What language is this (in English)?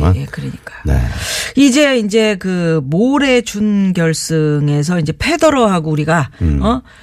Korean